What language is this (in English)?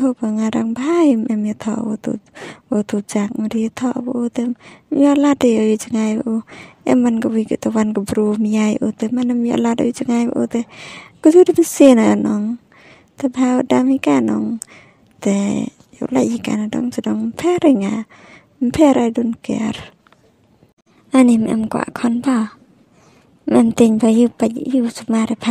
Thai